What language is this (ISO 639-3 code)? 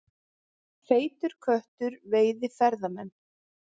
isl